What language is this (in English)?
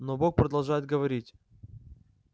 Russian